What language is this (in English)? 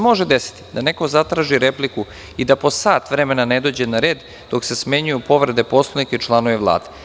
Serbian